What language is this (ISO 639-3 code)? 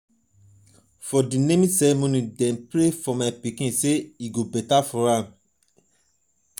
pcm